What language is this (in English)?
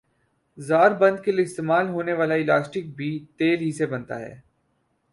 Urdu